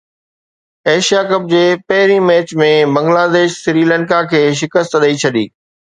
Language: Sindhi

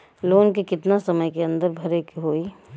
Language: Bhojpuri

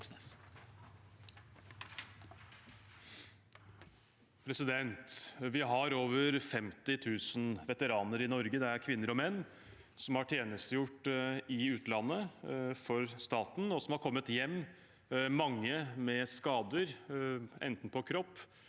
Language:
Norwegian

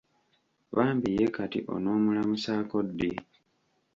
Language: Ganda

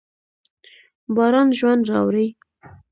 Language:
Pashto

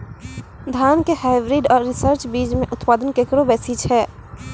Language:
Maithili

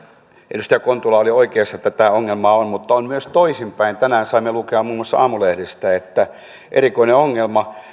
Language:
Finnish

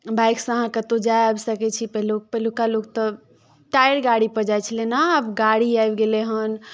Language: Maithili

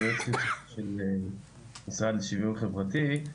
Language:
Hebrew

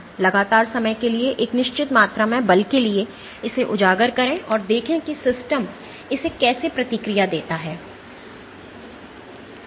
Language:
Hindi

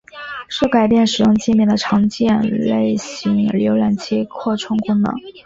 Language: Chinese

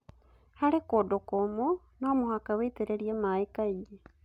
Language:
Kikuyu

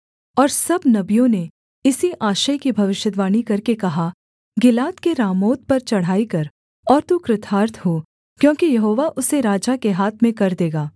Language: Hindi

